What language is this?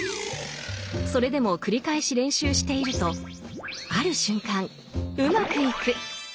Japanese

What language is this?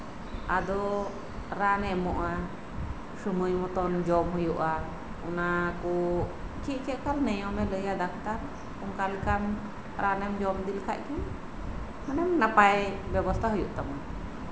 Santali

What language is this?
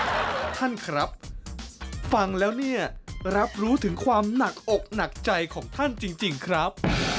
Thai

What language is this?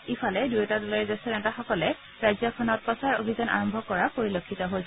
Assamese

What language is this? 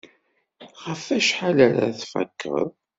Kabyle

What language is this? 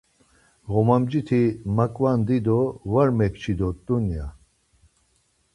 Laz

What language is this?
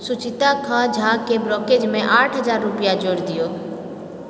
Maithili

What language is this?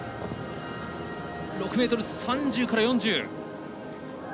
Japanese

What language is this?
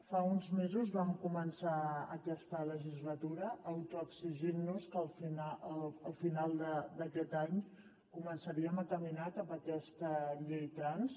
Catalan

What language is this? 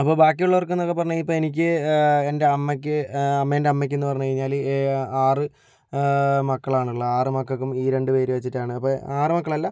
Malayalam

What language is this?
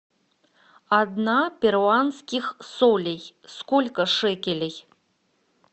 Russian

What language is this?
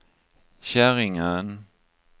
Swedish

